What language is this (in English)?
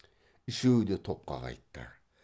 Kazakh